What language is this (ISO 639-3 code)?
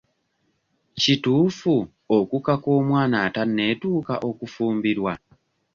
lug